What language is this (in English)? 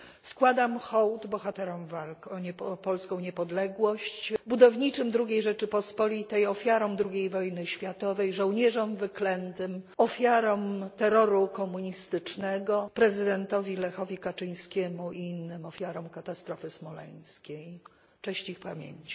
Polish